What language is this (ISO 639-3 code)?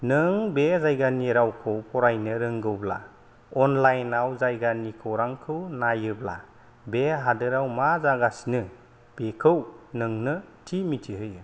brx